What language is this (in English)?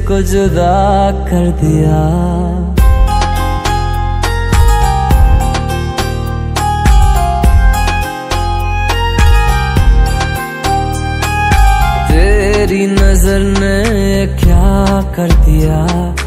Hindi